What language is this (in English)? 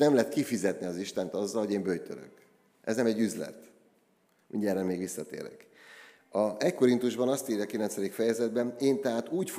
Hungarian